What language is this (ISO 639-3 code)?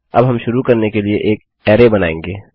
hin